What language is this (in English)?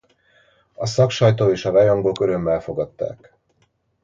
Hungarian